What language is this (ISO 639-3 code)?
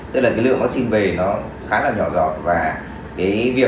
vie